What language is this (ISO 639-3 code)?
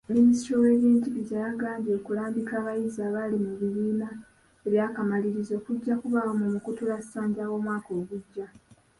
lug